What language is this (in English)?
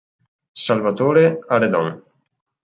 Italian